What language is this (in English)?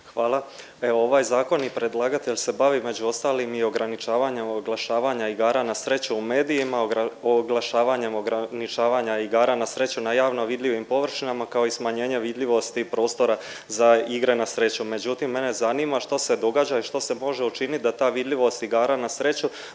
Croatian